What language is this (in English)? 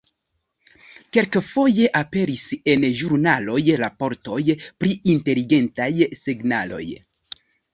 Esperanto